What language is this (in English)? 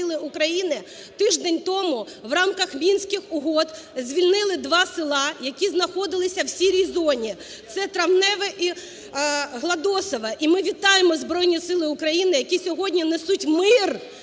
Ukrainian